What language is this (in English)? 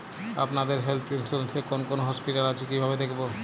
Bangla